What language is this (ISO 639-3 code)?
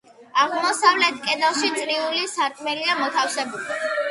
kat